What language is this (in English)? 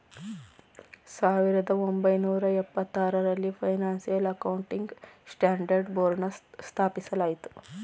Kannada